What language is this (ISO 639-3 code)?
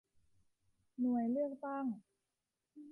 tha